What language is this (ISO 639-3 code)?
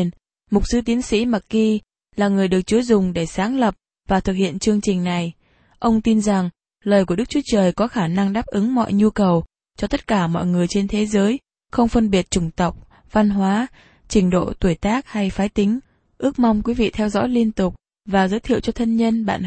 vie